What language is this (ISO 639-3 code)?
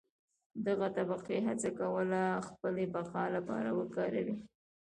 pus